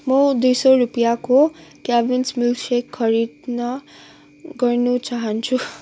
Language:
Nepali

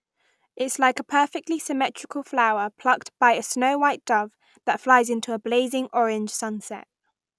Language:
English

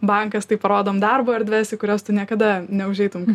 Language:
Lithuanian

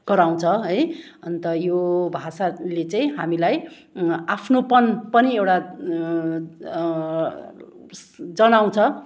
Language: Nepali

